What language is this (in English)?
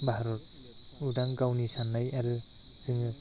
Bodo